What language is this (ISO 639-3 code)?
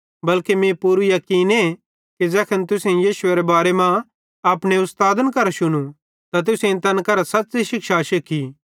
bhd